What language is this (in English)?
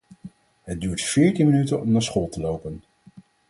Dutch